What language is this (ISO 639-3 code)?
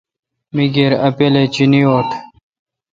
xka